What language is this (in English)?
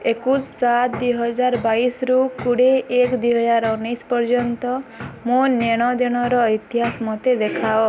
Odia